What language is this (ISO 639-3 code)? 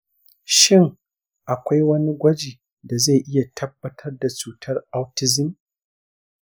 hau